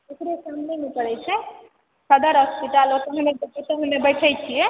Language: Maithili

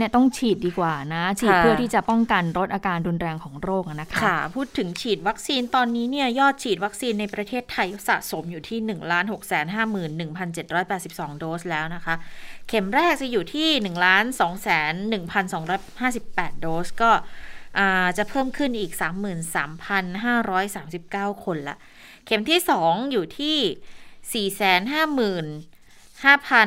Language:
Thai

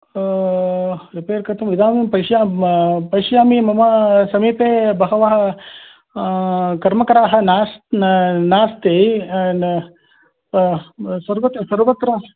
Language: Sanskrit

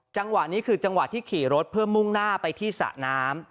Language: Thai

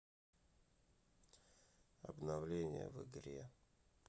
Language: Russian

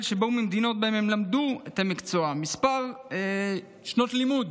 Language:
Hebrew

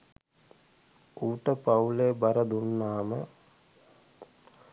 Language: Sinhala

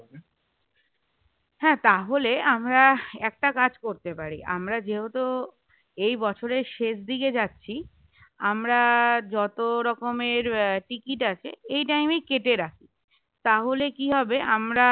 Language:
Bangla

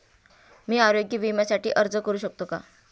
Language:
Marathi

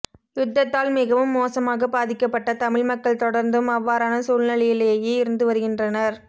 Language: Tamil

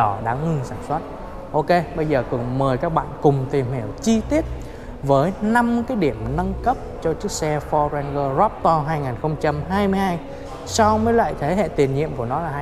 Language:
Vietnamese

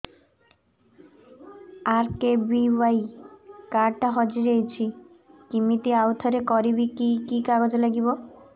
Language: Odia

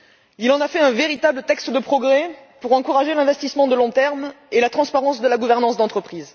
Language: French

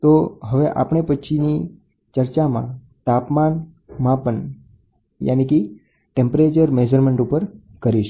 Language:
Gujarati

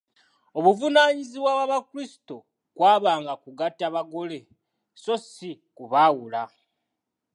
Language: Ganda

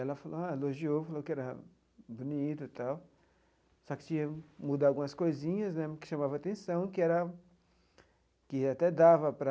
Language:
Portuguese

